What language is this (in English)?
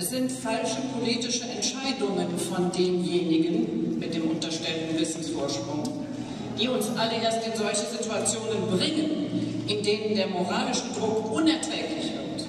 German